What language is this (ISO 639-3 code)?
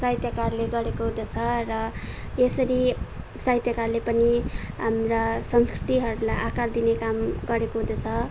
nep